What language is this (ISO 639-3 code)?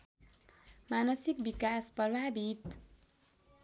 nep